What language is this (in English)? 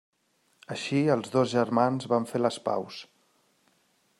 Catalan